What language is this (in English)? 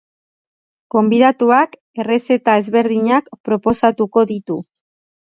Basque